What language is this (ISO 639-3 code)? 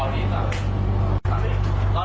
tha